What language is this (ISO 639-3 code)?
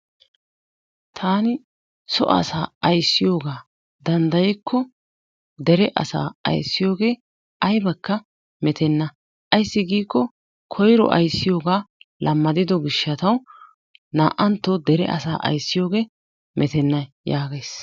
wal